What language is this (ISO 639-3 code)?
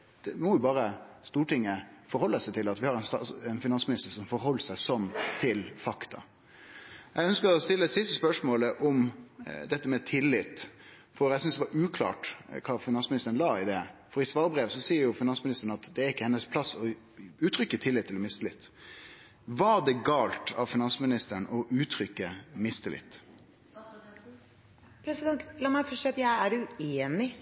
nor